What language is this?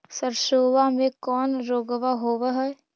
Magahi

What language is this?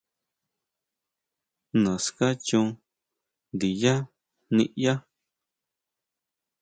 Huautla Mazatec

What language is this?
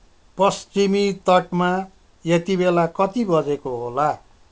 Nepali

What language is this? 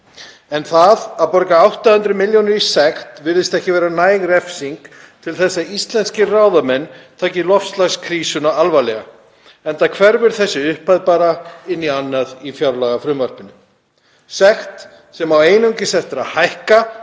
Icelandic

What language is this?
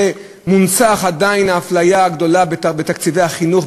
Hebrew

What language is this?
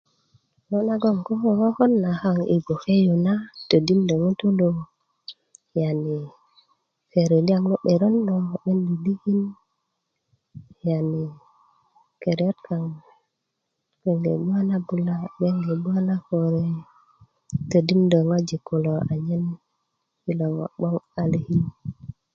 Kuku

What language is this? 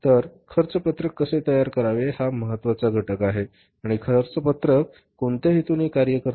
Marathi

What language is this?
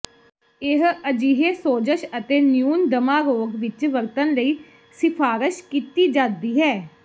Punjabi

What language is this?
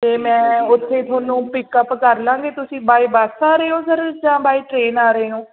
Punjabi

